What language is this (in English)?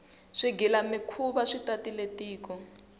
Tsonga